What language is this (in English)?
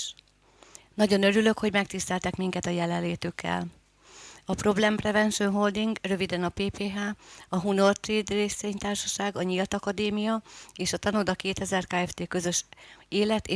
Hungarian